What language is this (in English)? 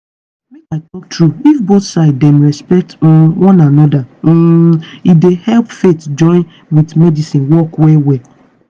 Nigerian Pidgin